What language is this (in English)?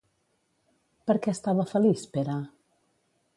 Catalan